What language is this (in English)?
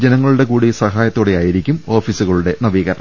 Malayalam